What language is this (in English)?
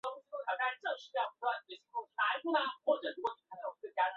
Chinese